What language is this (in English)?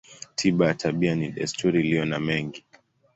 Swahili